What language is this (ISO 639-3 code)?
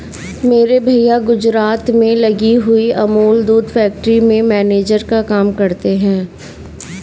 hin